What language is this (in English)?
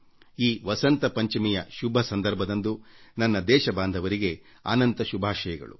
Kannada